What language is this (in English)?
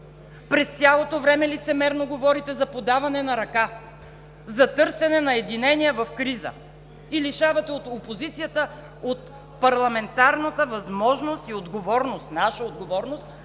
Bulgarian